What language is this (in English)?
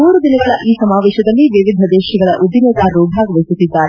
Kannada